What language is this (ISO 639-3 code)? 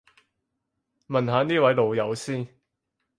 yue